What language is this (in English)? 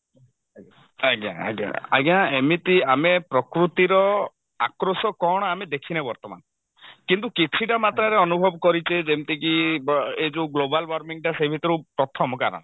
Odia